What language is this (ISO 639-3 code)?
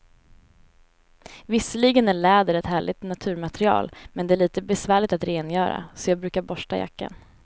swe